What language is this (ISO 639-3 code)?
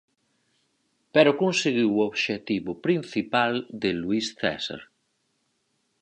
glg